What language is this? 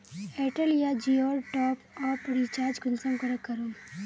Magahi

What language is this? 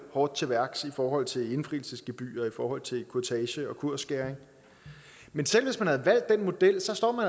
Danish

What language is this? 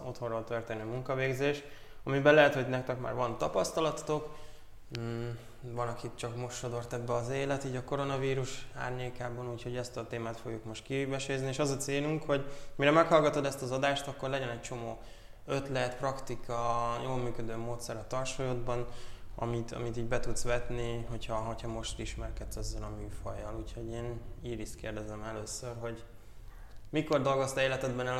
Hungarian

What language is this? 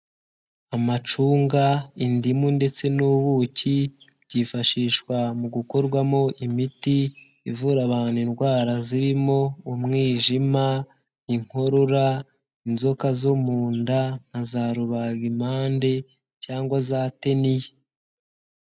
Kinyarwanda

